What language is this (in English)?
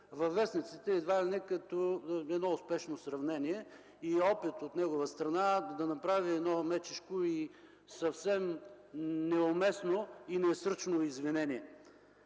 Bulgarian